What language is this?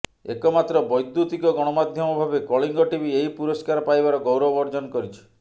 Odia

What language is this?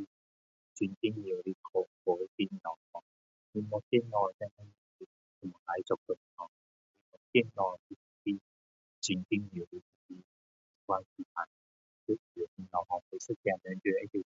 Min Dong Chinese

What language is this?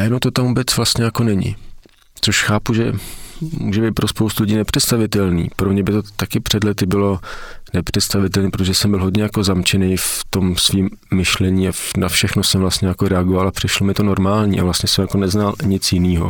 Czech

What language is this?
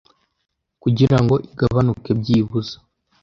Kinyarwanda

